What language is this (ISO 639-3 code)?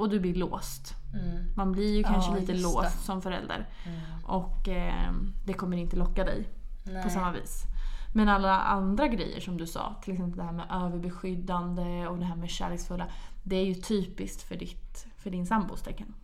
swe